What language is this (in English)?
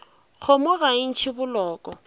Northern Sotho